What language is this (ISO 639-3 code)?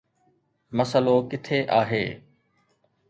snd